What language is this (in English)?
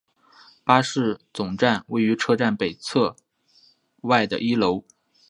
Chinese